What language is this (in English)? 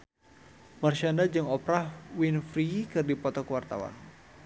Sundanese